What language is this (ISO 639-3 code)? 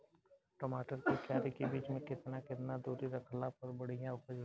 bho